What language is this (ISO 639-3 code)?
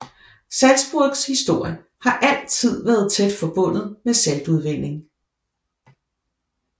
dan